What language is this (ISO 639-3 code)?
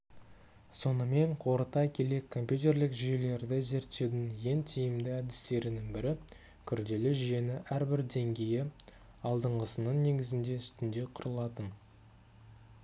kaz